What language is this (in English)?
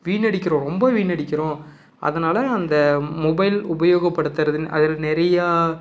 Tamil